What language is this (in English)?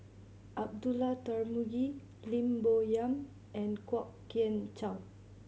English